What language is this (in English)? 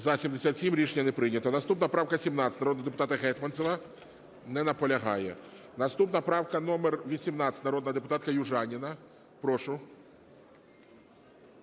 Ukrainian